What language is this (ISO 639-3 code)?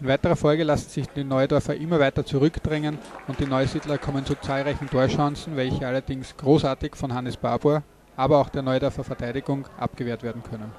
deu